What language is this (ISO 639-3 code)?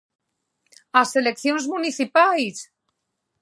glg